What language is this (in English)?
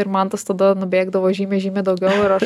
Lithuanian